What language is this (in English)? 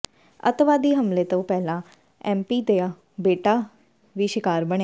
Punjabi